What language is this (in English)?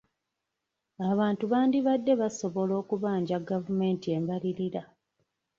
Ganda